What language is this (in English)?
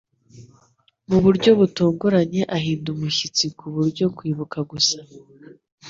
Kinyarwanda